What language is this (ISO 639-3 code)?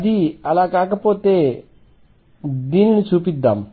tel